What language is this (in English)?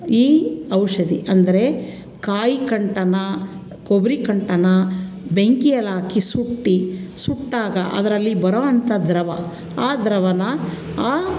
Kannada